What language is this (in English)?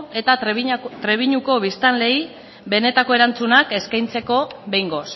Basque